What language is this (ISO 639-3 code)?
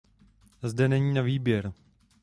ces